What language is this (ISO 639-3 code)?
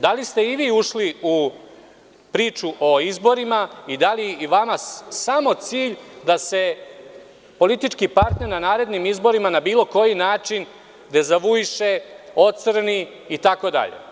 srp